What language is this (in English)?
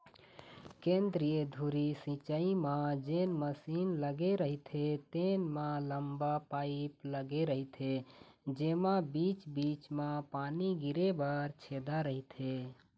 Chhattisgarhi